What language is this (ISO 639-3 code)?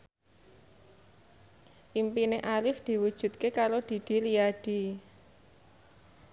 jav